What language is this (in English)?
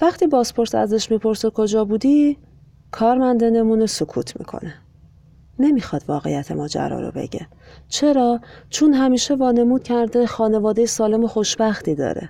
Persian